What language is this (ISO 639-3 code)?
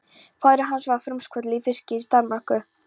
isl